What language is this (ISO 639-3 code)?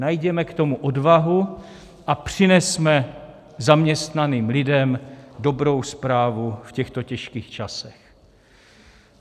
ces